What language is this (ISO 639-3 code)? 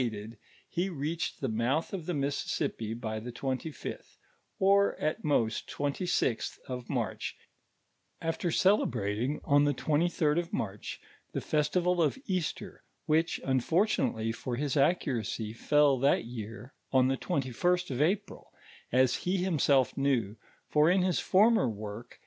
eng